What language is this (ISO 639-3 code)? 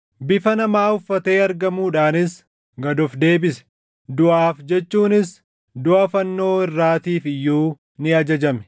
orm